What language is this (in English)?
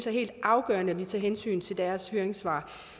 Danish